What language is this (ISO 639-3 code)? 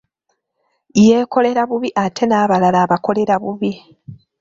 lug